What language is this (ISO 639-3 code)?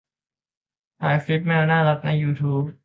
tha